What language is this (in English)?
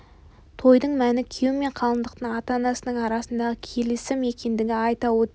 Kazakh